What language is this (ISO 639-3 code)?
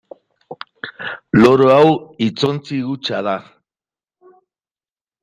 eus